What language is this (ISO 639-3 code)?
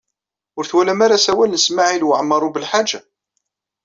kab